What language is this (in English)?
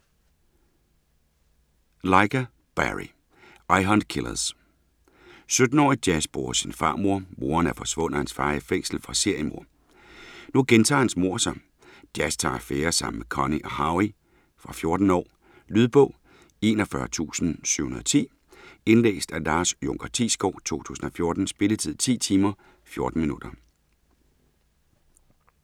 Danish